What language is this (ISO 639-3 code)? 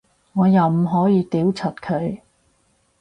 yue